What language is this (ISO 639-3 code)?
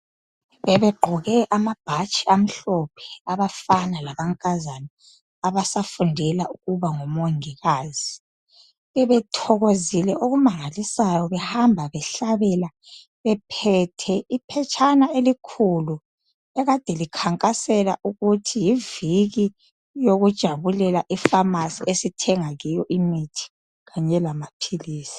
nde